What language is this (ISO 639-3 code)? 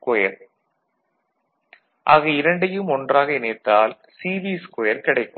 tam